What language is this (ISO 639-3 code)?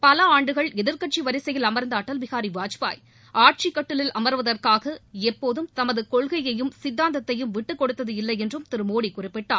tam